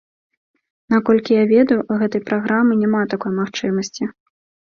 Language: Belarusian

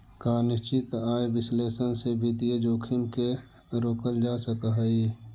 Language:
Magahi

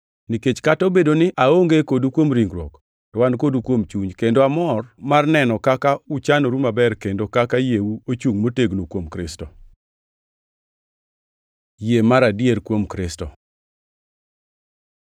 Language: Luo (Kenya and Tanzania)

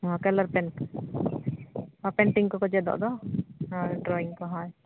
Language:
Santali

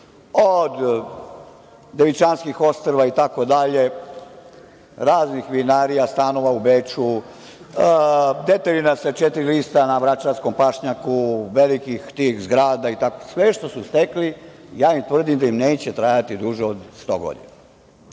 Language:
Serbian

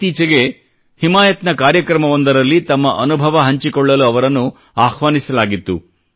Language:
Kannada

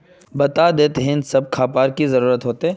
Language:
Magahi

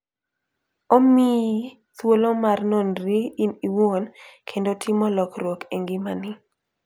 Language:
Luo (Kenya and Tanzania)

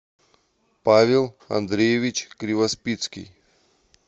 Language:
Russian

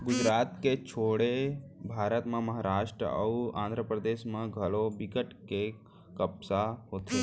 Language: Chhattisgarhi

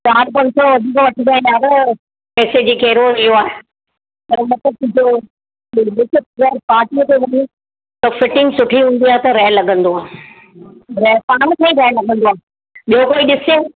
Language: Sindhi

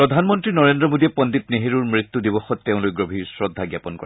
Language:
Assamese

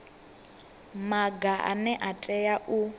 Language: Venda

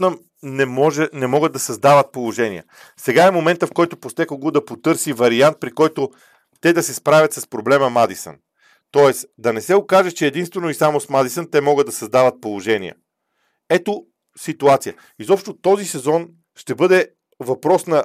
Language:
Bulgarian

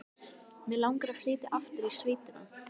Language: Icelandic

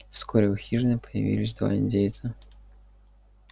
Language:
Russian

